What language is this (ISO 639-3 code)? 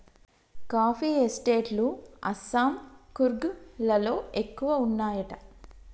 tel